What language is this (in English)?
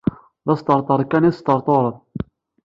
Kabyle